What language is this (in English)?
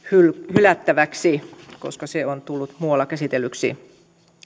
Finnish